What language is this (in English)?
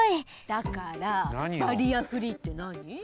Japanese